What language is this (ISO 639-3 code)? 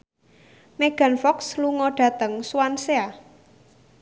jav